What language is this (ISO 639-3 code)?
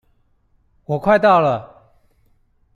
zho